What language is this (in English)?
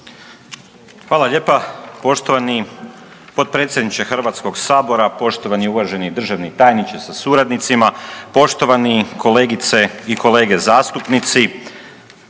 Croatian